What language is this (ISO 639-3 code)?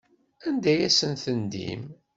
kab